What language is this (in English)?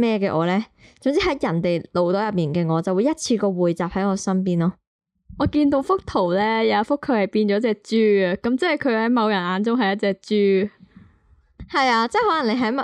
Chinese